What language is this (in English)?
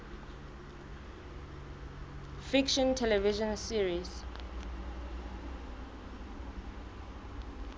Southern Sotho